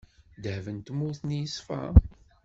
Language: Kabyle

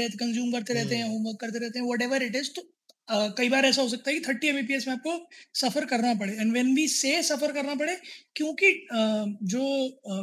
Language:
Hindi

